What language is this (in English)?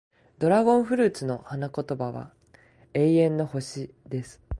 Japanese